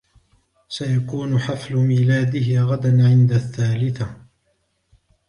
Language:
Arabic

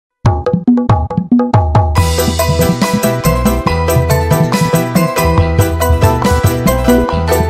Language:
Indonesian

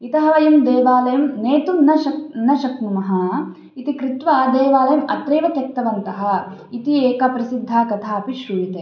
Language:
Sanskrit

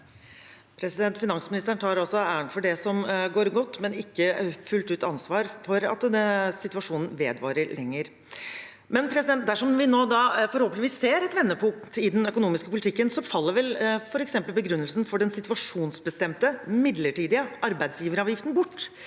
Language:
Norwegian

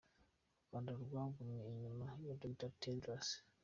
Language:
Kinyarwanda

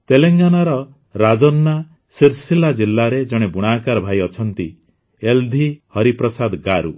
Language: Odia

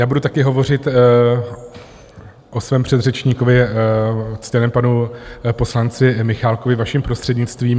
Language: Czech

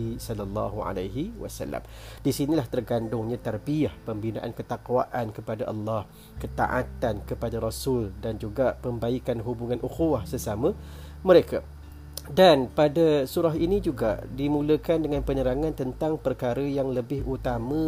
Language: Malay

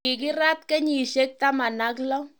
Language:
Kalenjin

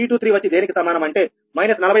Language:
Telugu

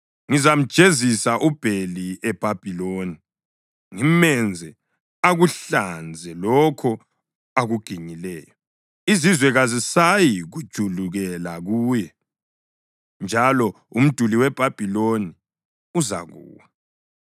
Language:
North Ndebele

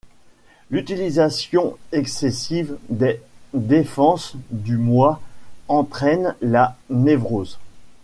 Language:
French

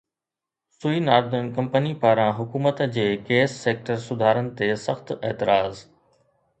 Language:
Sindhi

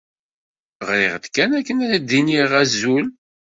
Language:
Kabyle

